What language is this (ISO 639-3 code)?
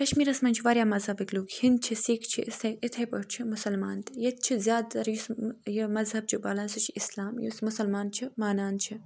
kas